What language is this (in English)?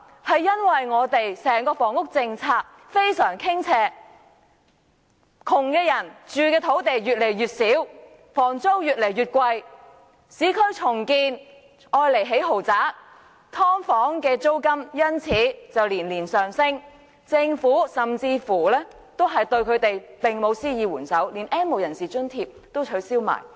Cantonese